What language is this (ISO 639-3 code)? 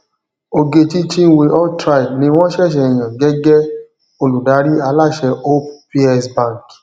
yor